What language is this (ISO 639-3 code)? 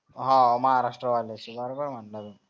mar